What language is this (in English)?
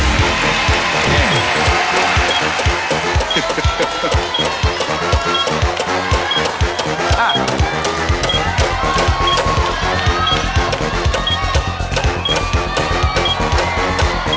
Thai